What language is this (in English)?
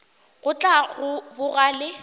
Northern Sotho